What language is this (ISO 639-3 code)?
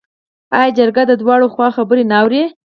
pus